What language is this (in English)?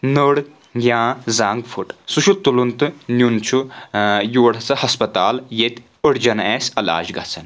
Kashmiri